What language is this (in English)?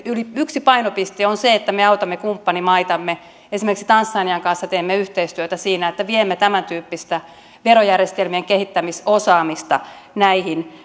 Finnish